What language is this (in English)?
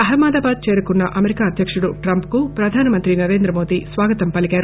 Telugu